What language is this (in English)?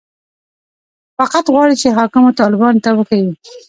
Pashto